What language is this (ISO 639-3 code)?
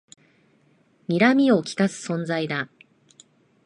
jpn